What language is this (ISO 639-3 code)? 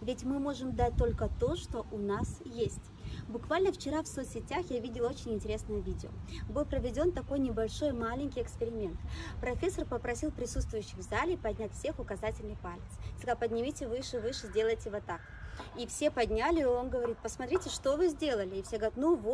rus